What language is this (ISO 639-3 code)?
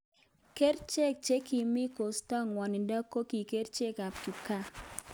kln